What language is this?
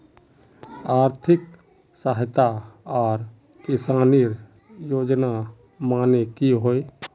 Magahi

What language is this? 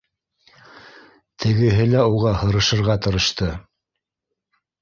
Bashkir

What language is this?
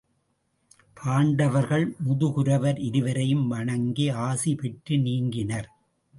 Tamil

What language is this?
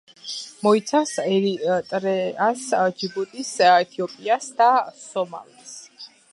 Georgian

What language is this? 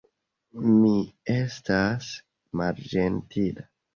Esperanto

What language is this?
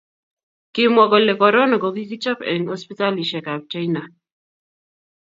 Kalenjin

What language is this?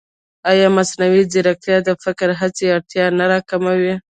Pashto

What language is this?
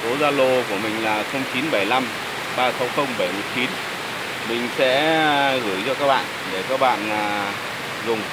Vietnamese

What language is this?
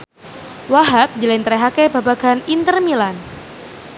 Javanese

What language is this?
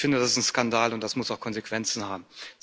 German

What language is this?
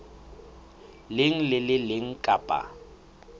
Southern Sotho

